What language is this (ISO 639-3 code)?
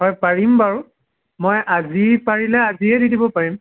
asm